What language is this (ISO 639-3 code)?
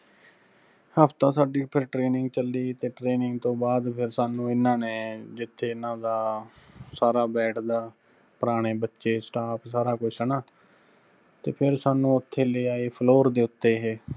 pan